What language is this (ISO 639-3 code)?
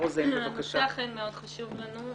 heb